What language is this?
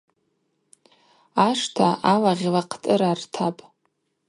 Abaza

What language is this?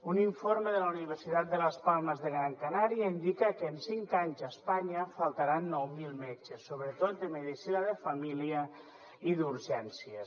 Catalan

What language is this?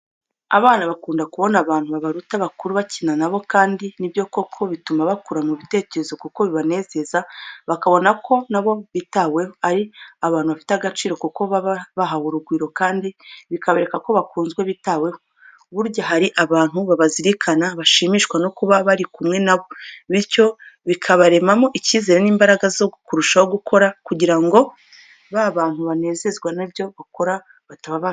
Kinyarwanda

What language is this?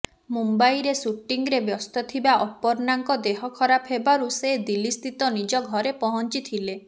Odia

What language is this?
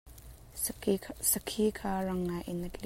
Hakha Chin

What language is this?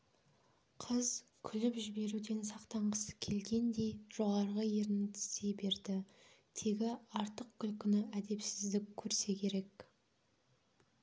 Kazakh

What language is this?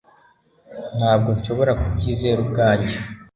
Kinyarwanda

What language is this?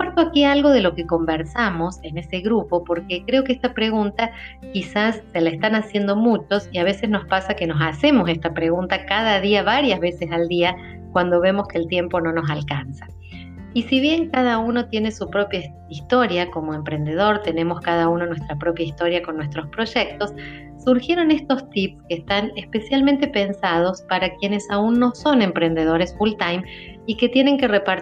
Spanish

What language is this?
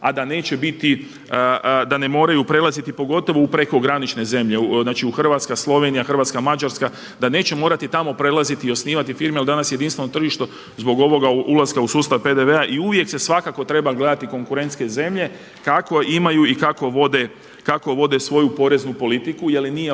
Croatian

